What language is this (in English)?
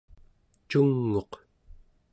Central Yupik